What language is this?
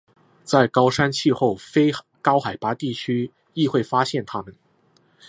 Chinese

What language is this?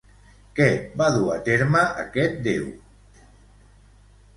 Catalan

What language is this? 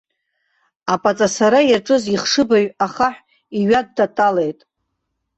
Abkhazian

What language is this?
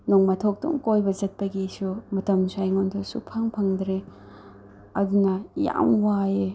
Manipuri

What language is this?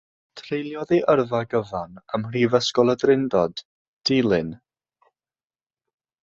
Welsh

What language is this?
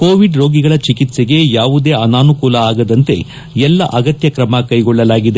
Kannada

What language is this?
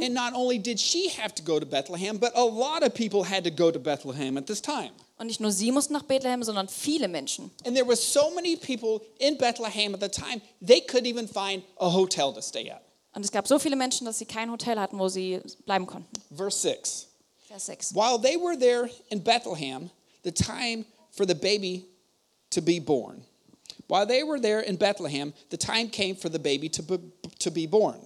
German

